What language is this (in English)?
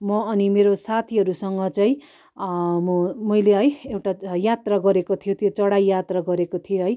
Nepali